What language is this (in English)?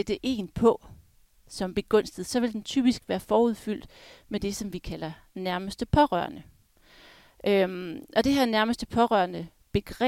Danish